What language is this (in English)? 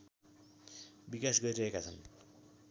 Nepali